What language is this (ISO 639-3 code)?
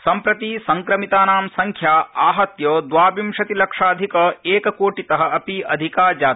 san